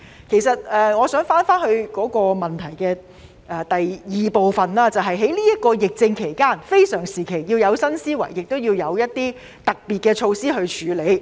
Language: Cantonese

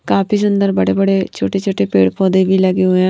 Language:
Hindi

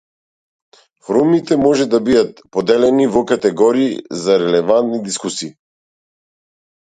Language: Macedonian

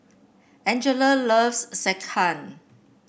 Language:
English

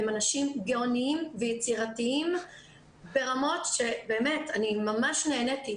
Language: Hebrew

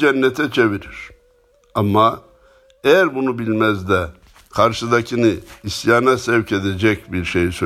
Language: Turkish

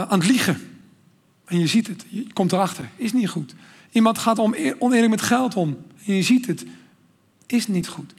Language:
Dutch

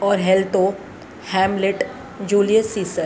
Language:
Sindhi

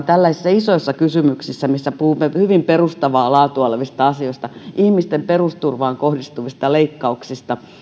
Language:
Finnish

